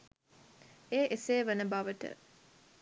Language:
Sinhala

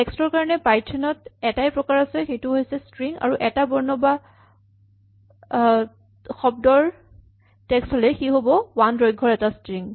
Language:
Assamese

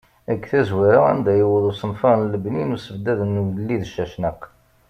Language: Kabyle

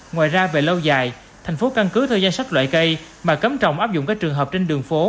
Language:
Vietnamese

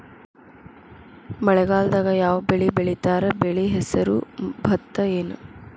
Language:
Kannada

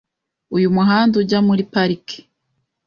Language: Kinyarwanda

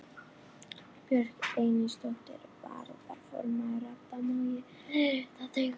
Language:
Icelandic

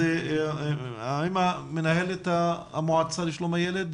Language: Hebrew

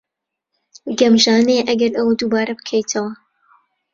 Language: Central Kurdish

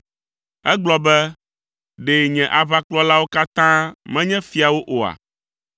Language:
Ewe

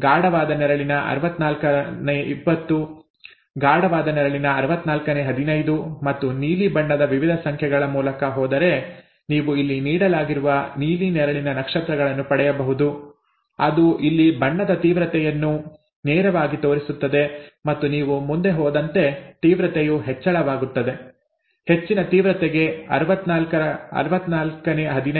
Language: Kannada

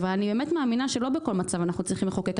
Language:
Hebrew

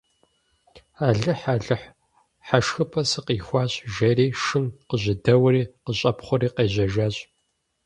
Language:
Kabardian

